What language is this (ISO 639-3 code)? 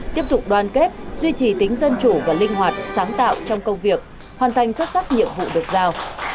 vie